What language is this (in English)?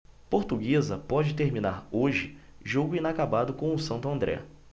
Portuguese